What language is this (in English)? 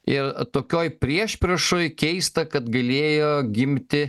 Lithuanian